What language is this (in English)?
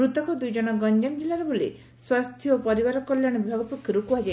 Odia